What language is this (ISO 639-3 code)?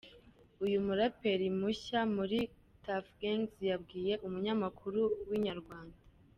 kin